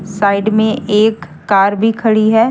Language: Hindi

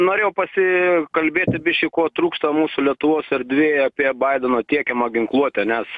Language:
Lithuanian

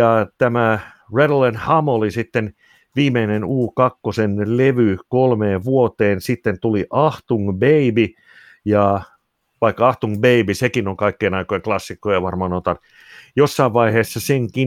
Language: Finnish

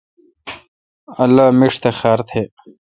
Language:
Kalkoti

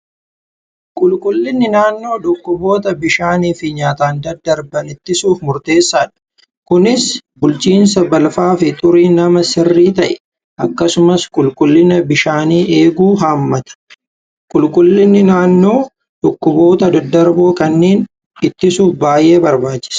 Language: Oromo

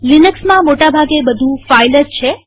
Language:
Gujarati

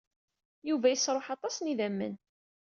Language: Kabyle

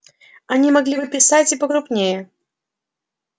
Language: Russian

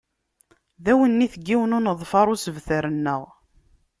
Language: Kabyle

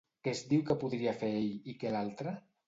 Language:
Catalan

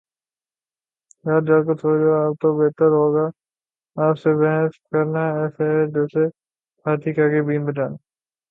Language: Urdu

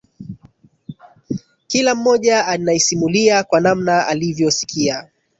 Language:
Swahili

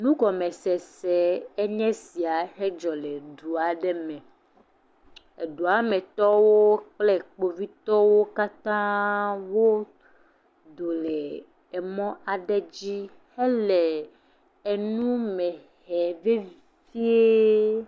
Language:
Ewe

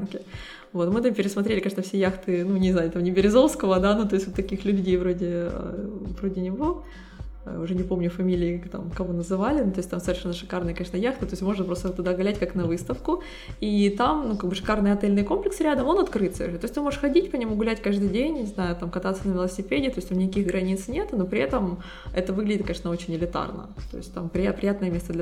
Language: Russian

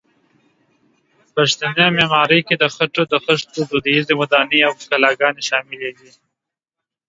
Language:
Pashto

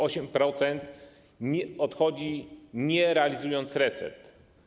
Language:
Polish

